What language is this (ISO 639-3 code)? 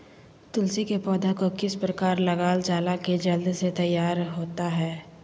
mag